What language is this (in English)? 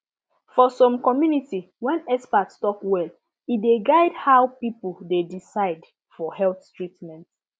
Nigerian Pidgin